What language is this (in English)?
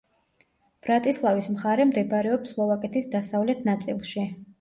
Georgian